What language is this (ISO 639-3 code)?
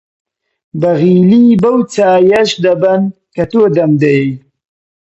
ckb